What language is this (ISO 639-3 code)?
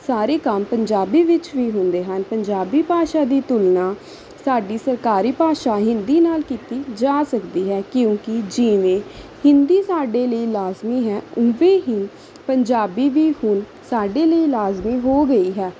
pan